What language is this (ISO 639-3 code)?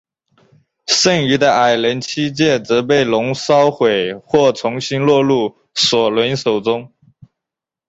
zho